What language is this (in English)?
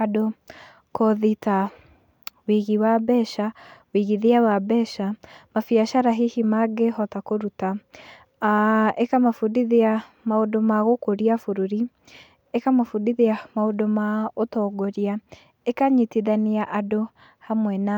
Kikuyu